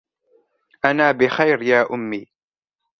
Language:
Arabic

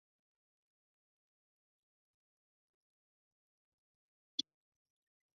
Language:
Chinese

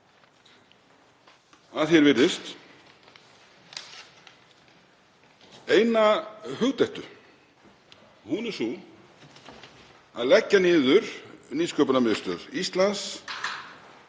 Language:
Icelandic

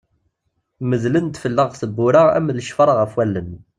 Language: Kabyle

